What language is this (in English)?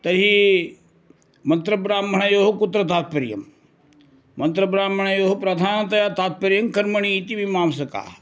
Sanskrit